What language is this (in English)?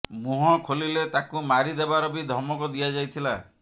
Odia